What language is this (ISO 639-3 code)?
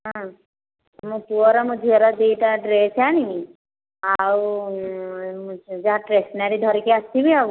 ori